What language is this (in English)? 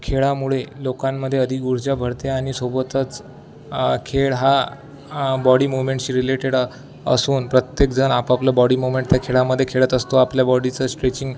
Marathi